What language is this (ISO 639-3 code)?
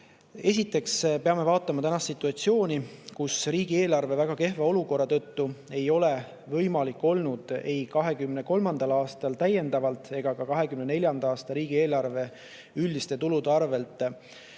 est